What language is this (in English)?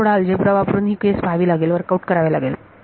Marathi